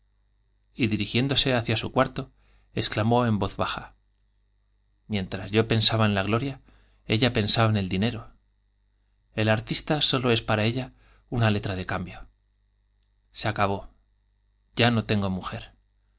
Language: Spanish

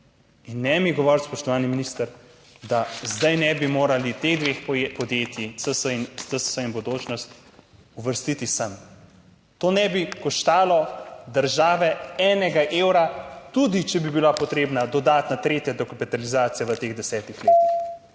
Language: Slovenian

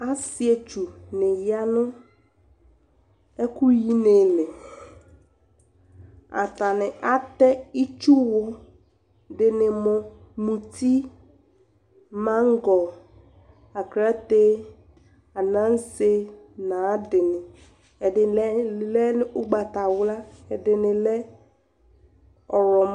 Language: Ikposo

